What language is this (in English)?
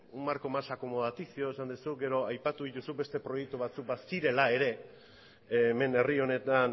Basque